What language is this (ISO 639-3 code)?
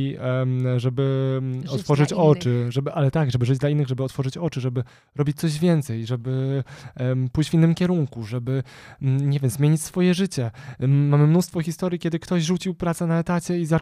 pol